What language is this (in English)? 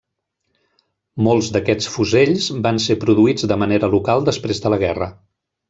Catalan